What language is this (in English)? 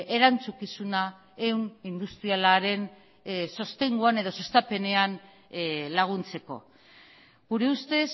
Basque